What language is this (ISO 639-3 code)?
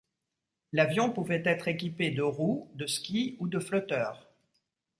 fra